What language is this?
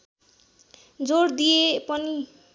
Nepali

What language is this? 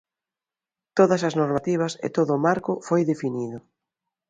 Galician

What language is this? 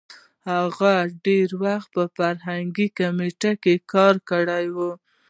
Pashto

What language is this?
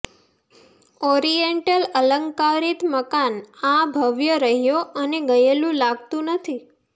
Gujarati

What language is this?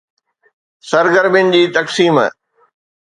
Sindhi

